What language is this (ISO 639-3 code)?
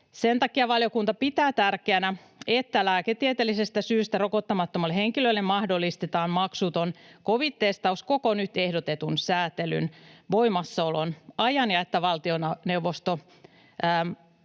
fin